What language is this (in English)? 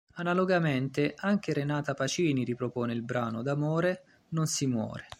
Italian